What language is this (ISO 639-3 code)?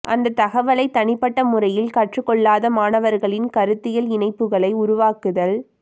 tam